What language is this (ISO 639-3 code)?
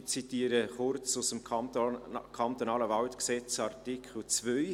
gsw